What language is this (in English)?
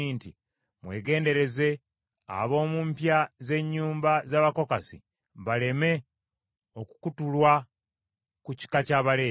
Ganda